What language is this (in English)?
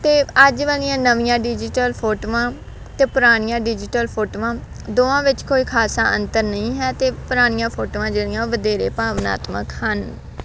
Punjabi